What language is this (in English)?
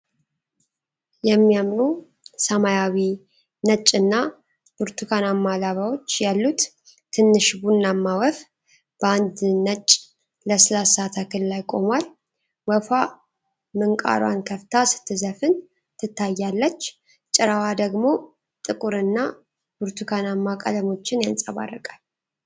Amharic